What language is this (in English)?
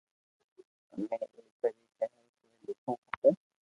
Loarki